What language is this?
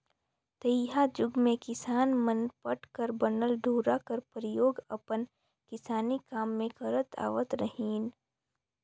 Chhattisgarhi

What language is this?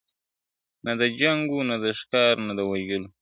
Pashto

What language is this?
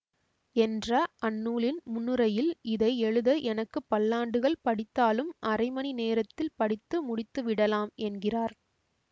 Tamil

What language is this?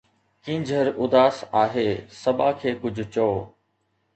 Sindhi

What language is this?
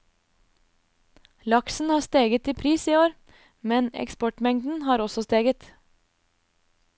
Norwegian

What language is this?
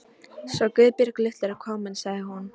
Icelandic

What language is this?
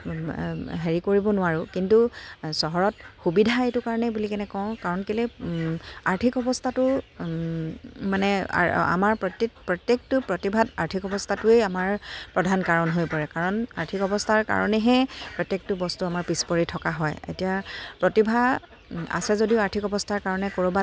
Assamese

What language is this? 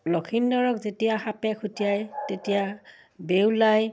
Assamese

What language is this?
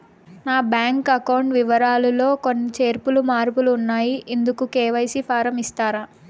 Telugu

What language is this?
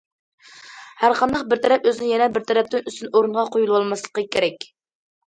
Uyghur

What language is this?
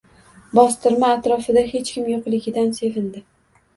Uzbek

